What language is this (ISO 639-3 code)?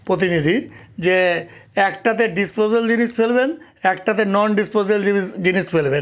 ben